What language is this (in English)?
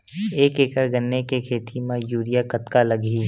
Chhattisgarhi